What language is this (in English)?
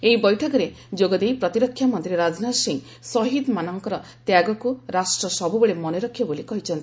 Odia